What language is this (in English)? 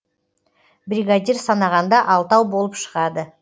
Kazakh